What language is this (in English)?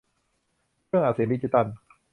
Thai